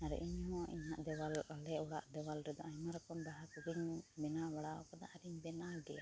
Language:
Santali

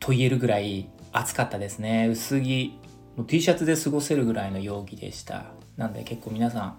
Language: Japanese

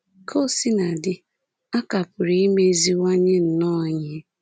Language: Igbo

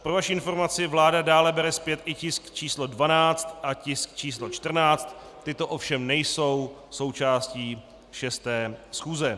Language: Czech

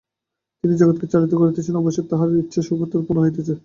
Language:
Bangla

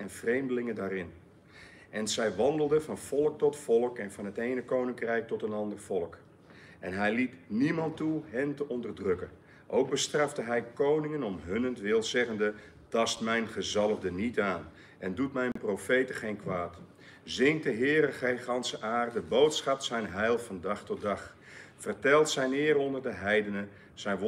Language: Dutch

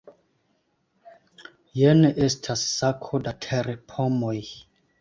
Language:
Esperanto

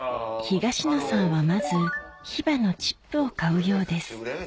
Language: Japanese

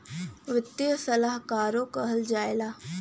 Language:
Bhojpuri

